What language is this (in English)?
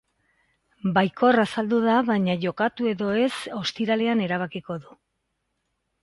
Basque